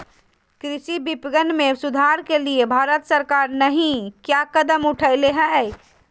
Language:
Magahi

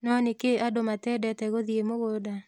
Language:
Kikuyu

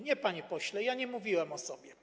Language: Polish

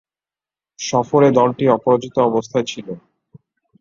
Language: Bangla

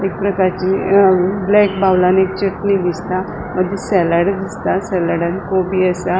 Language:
Konkani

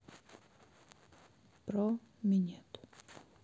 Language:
Russian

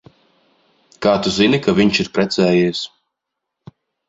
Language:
Latvian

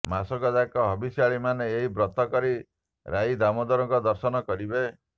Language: Odia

